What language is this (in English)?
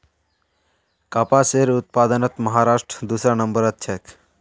Magahi